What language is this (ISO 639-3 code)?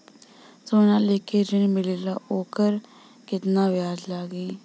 bho